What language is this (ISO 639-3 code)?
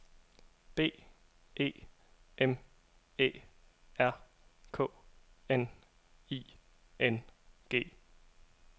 dan